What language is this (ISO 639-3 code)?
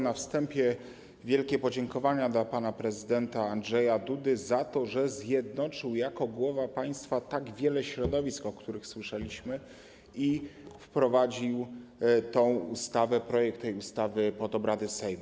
pol